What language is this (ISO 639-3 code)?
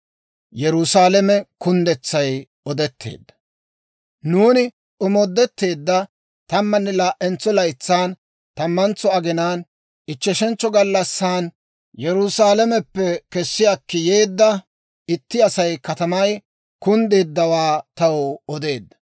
dwr